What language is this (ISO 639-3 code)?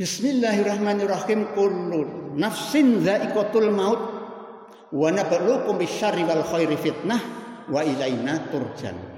ind